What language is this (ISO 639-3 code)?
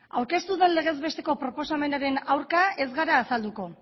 eus